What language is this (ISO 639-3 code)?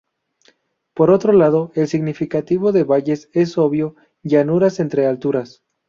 spa